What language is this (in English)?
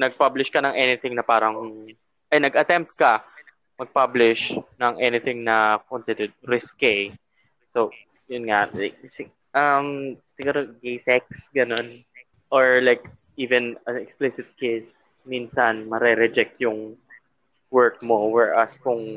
Filipino